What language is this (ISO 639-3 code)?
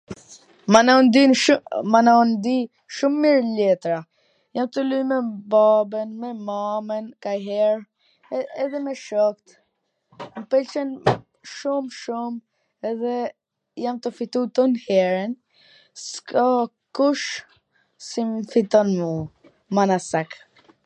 aln